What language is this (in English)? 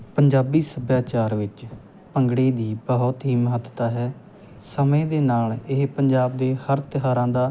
Punjabi